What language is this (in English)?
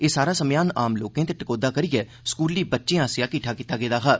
Dogri